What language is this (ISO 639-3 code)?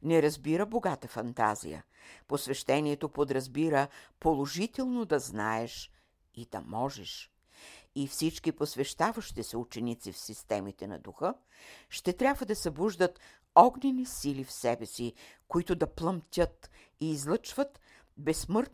bul